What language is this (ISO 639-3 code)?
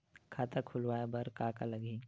hne